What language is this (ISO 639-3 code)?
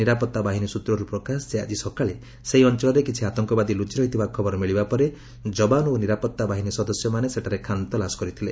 ori